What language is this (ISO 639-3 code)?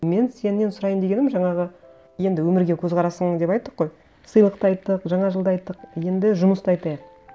kaz